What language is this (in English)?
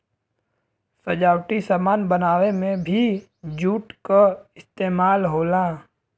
Bhojpuri